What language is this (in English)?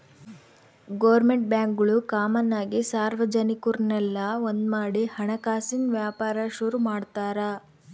Kannada